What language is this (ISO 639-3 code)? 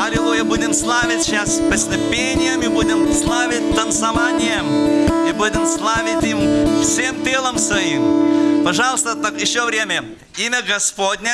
rus